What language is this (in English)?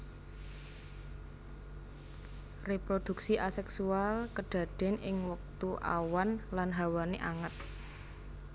Javanese